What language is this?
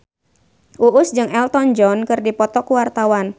Sundanese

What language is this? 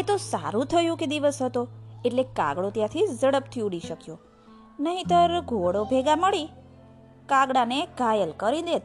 Gujarati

